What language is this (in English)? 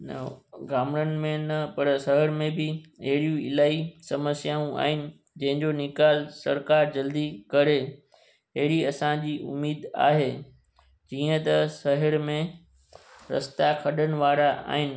Sindhi